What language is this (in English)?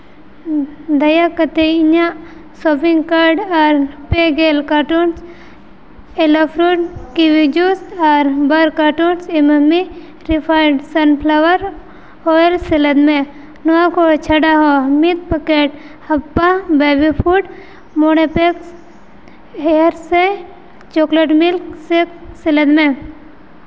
Santali